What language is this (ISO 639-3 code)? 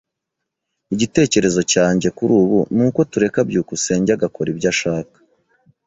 kin